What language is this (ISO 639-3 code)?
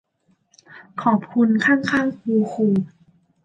tha